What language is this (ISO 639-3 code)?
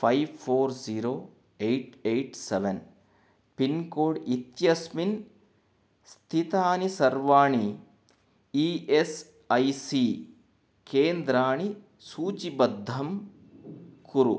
san